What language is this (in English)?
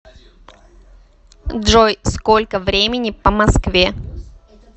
Russian